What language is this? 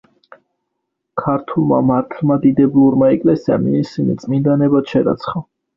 Georgian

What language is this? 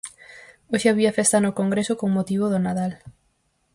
Galician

